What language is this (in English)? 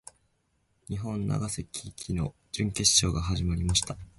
Japanese